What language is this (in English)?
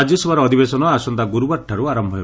Odia